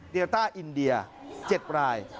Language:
Thai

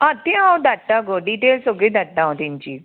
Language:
Konkani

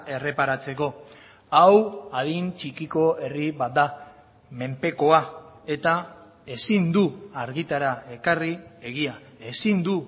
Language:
Basque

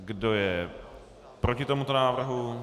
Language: Czech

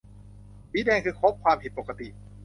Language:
Thai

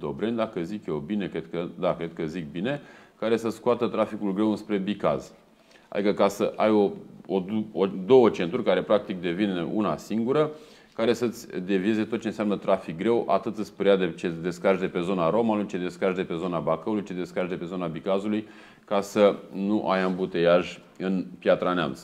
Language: Romanian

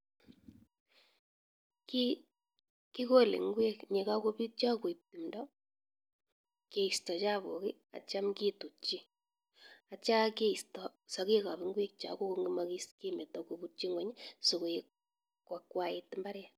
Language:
Kalenjin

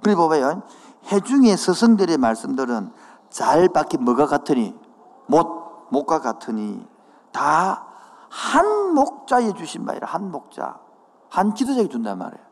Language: Korean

